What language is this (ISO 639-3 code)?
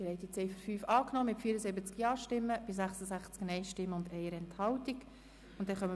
gsw